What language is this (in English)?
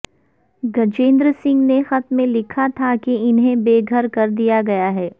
Urdu